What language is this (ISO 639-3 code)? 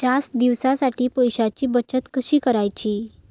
mar